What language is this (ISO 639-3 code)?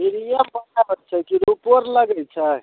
mai